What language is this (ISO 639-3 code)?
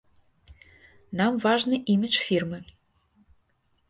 bel